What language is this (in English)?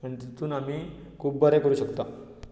Konkani